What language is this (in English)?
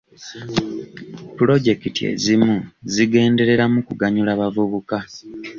Ganda